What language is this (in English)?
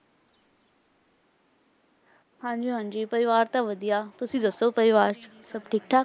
Punjabi